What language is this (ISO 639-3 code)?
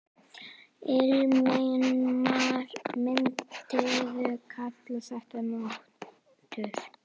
isl